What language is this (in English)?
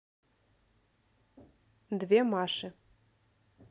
Russian